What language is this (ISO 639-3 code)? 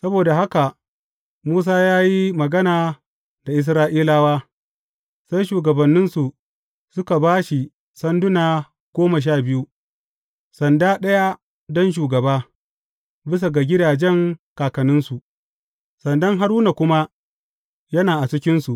hau